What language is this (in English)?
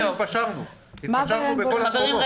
Hebrew